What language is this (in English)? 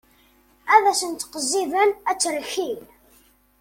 Kabyle